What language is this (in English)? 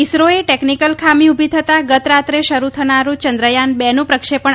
Gujarati